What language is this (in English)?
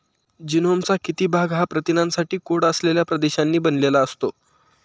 Marathi